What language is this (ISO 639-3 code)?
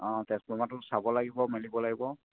asm